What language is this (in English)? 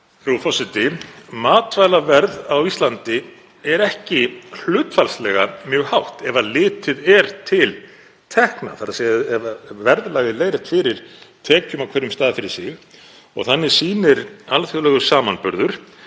Icelandic